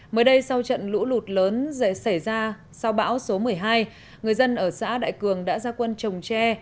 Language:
Vietnamese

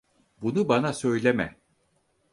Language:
Turkish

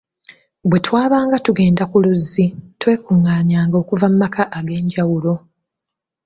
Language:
Ganda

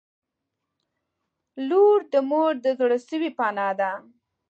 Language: Pashto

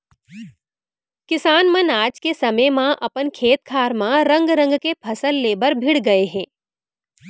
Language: Chhattisgarhi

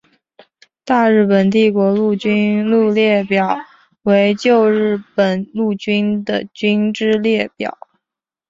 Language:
Chinese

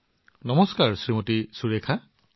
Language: Assamese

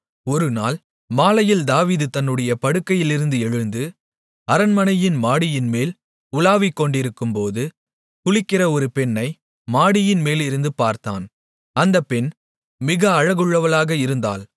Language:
Tamil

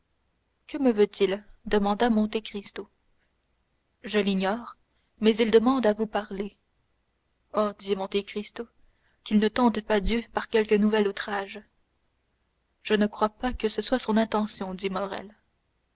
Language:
French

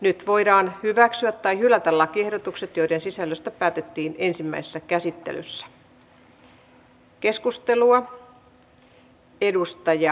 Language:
Finnish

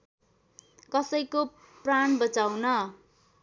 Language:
Nepali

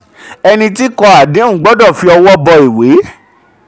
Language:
Yoruba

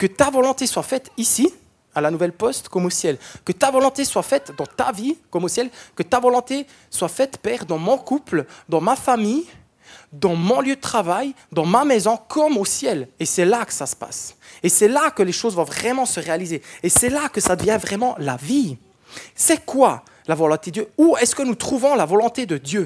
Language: French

